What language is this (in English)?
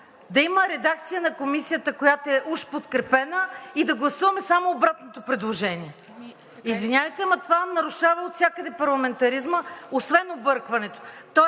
Bulgarian